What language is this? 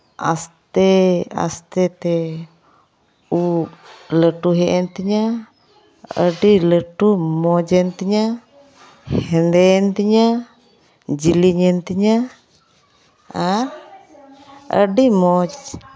Santali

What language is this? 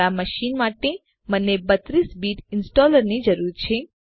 Gujarati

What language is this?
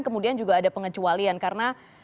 Indonesian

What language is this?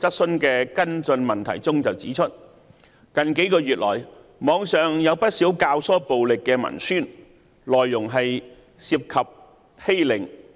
Cantonese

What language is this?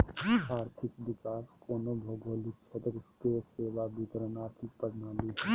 Magahi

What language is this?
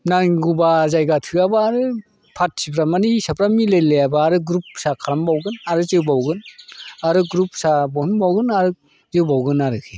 Bodo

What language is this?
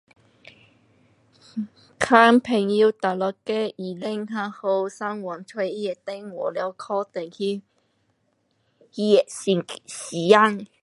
Pu-Xian Chinese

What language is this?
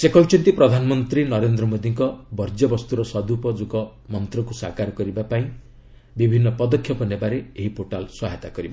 Odia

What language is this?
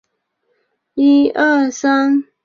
Chinese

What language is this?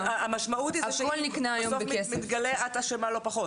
Hebrew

